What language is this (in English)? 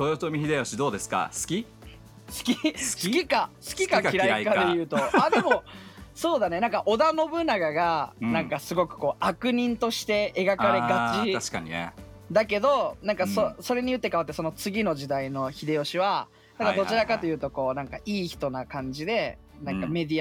Japanese